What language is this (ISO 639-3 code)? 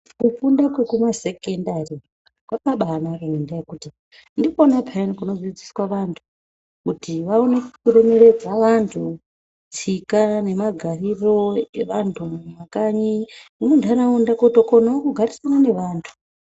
ndc